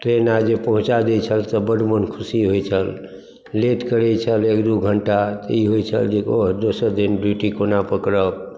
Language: Maithili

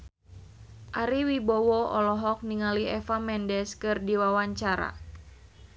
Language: Sundanese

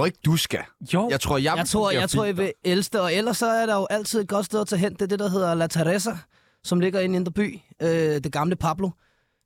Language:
Danish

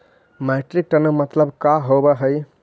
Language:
Magahi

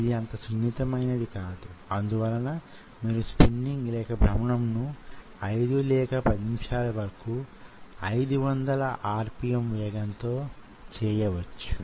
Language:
Telugu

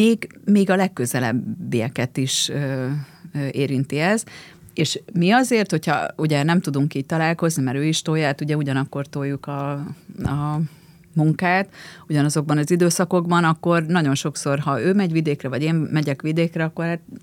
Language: Hungarian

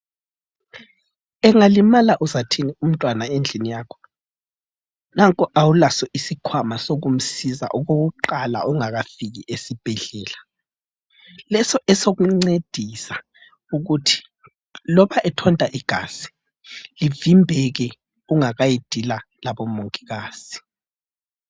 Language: North Ndebele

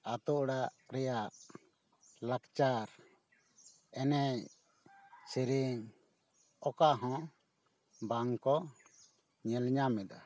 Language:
Santali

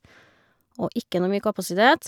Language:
Norwegian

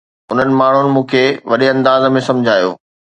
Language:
Sindhi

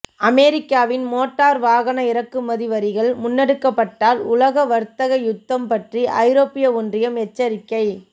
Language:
Tamil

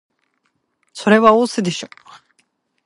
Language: Japanese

